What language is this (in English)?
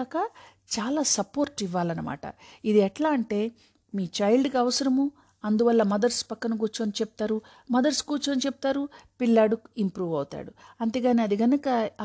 Telugu